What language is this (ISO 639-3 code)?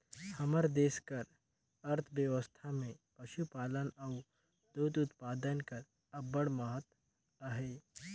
hne